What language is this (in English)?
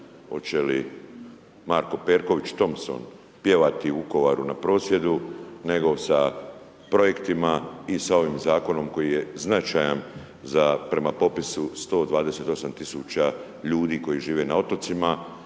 Croatian